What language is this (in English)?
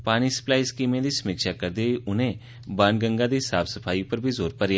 Dogri